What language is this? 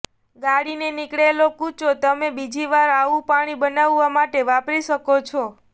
Gujarati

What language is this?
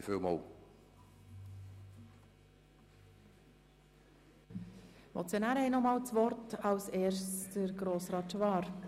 Swiss German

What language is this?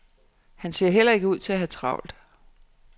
Danish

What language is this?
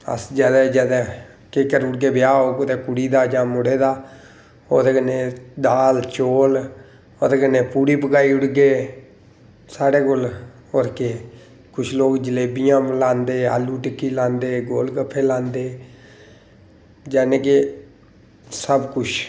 Dogri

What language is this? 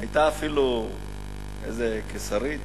Hebrew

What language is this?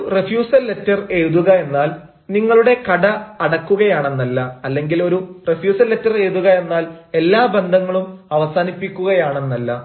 Malayalam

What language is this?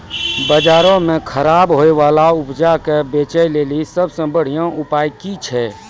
Maithili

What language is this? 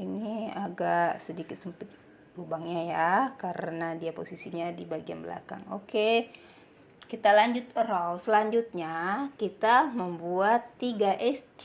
Indonesian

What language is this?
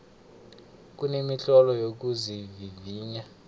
South Ndebele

